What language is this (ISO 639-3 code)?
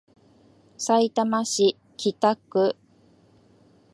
jpn